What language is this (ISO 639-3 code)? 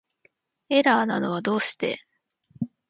jpn